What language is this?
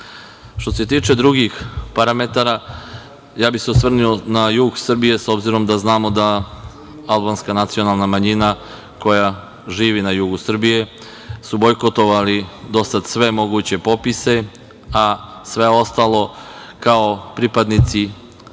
Serbian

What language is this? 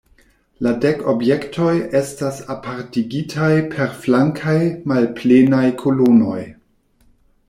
Esperanto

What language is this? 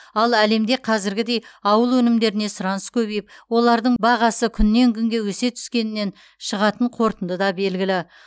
Kazakh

